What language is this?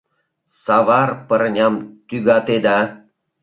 Mari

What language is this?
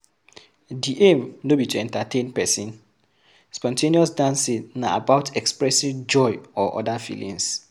Nigerian Pidgin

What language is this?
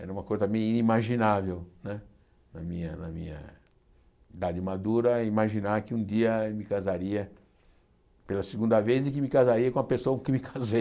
Portuguese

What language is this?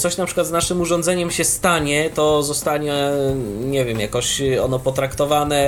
Polish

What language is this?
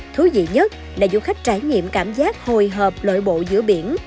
Vietnamese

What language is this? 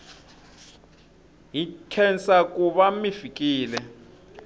Tsonga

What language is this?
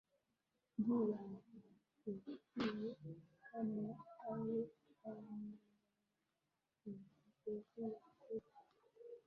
Swahili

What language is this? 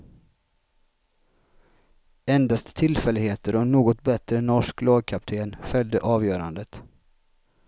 Swedish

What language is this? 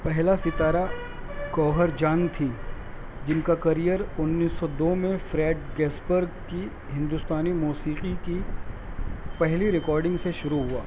Urdu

